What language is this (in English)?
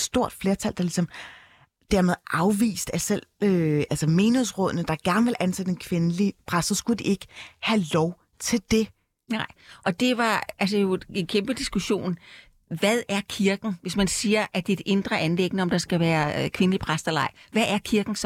Danish